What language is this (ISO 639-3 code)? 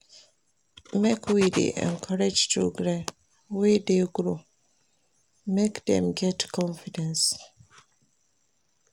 pcm